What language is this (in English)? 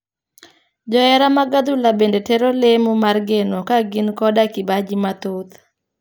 Luo (Kenya and Tanzania)